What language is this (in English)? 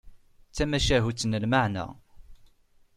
Kabyle